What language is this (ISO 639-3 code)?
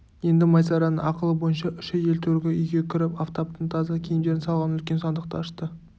kaz